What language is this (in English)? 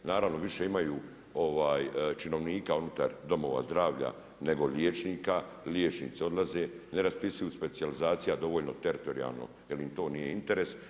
Croatian